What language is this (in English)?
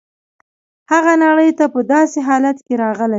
Pashto